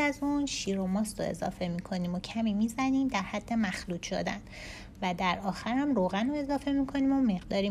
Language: Persian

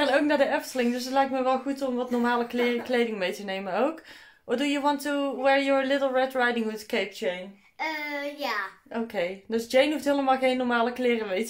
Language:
Dutch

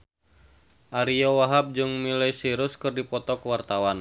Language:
Sundanese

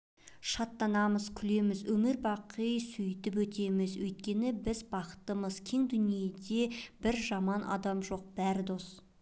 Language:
Kazakh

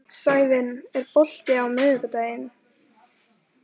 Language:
Icelandic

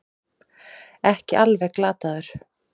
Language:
Icelandic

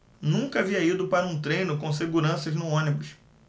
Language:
Portuguese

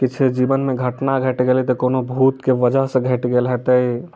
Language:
Maithili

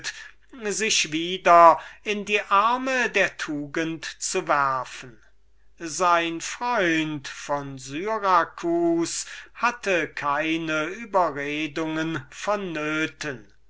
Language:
German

